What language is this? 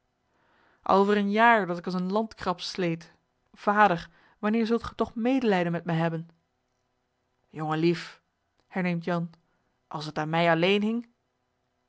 Dutch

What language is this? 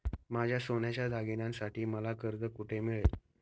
Marathi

